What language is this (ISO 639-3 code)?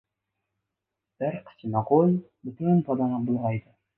uzb